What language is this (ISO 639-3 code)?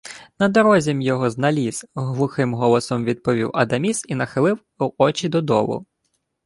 ukr